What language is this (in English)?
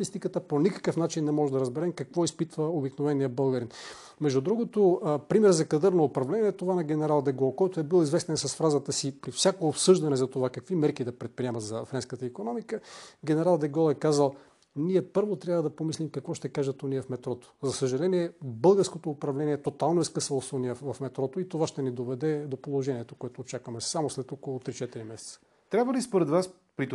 Bulgarian